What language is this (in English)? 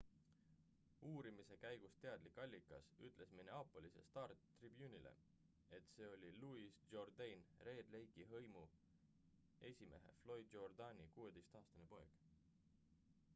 Estonian